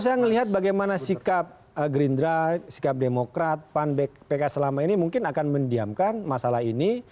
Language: Indonesian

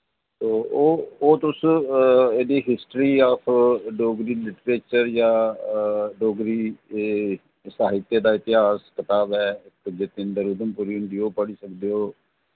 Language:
Dogri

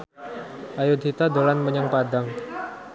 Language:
Javanese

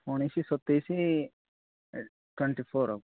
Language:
Odia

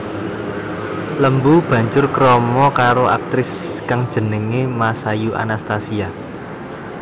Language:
Javanese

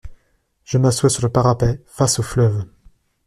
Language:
French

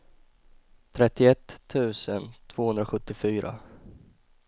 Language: Swedish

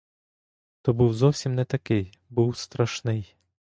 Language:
Ukrainian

